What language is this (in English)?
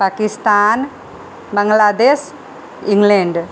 Maithili